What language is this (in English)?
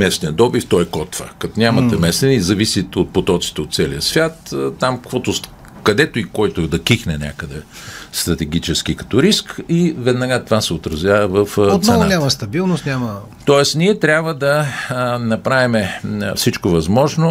Bulgarian